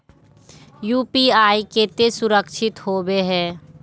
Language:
Magahi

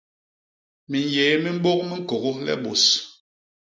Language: Basaa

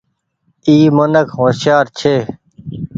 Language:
Goaria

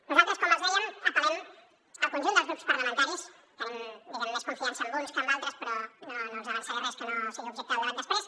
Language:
Catalan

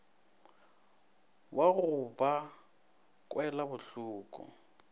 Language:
Northern Sotho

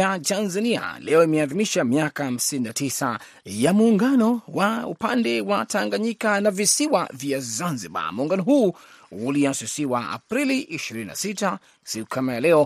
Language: Swahili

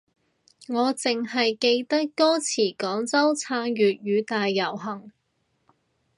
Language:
Cantonese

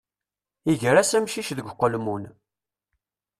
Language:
Kabyle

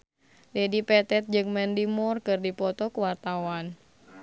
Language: Sundanese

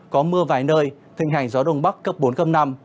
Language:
Vietnamese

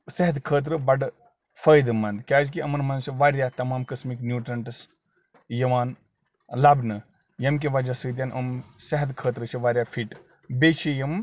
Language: Kashmiri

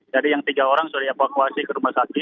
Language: Indonesian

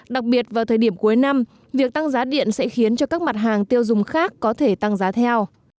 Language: Vietnamese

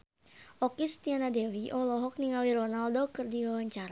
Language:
Sundanese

